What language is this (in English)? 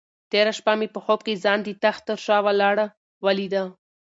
Pashto